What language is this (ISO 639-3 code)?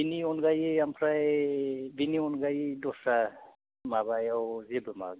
brx